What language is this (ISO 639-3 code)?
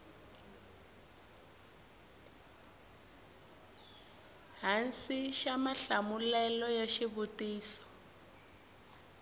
tso